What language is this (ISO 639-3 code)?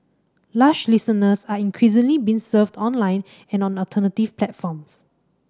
eng